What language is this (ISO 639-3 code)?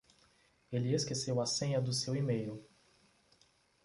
por